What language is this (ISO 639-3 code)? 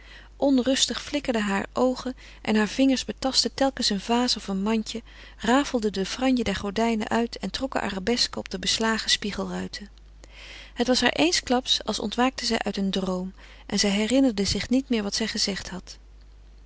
nld